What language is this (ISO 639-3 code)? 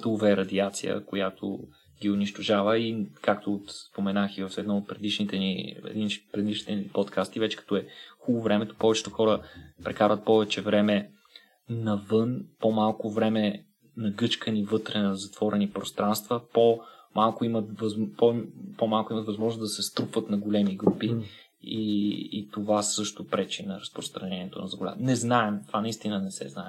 bul